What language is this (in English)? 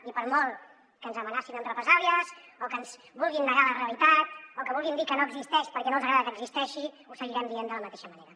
Catalan